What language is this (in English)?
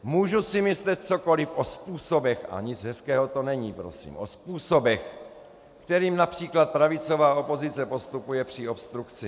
Czech